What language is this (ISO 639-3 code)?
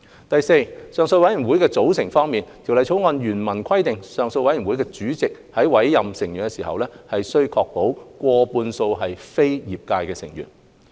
yue